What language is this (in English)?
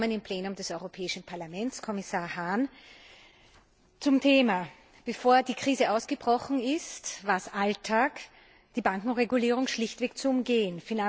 German